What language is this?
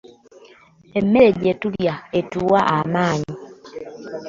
Ganda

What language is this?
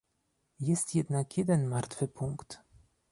Polish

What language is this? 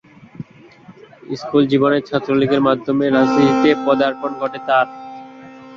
Bangla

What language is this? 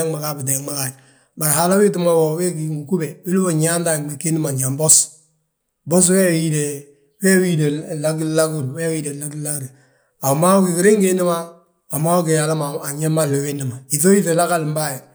Balanta-Ganja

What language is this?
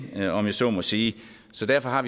Danish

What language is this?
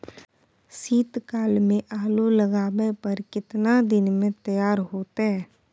Maithili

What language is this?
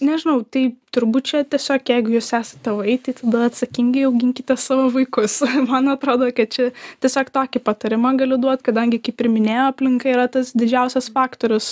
Lithuanian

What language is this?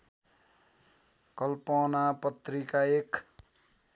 Nepali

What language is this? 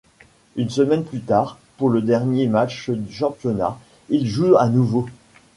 French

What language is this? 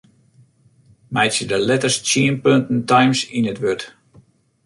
Western Frisian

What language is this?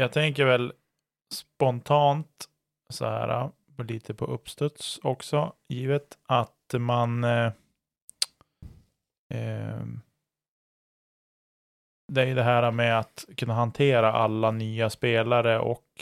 Swedish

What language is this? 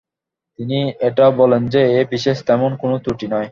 Bangla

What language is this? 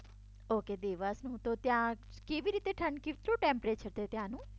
Gujarati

